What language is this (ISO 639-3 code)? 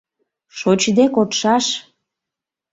chm